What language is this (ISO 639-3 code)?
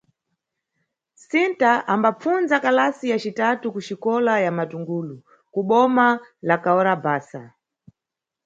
nyu